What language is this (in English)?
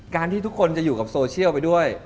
Thai